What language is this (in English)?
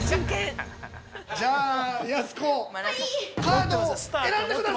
Japanese